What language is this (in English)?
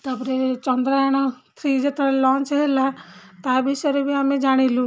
Odia